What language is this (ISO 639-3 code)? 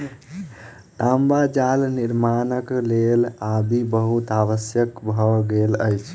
mai